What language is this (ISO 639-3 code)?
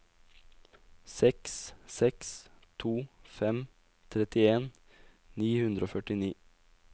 nor